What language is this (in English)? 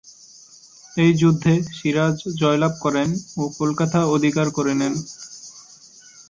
Bangla